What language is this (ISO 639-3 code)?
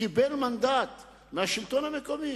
heb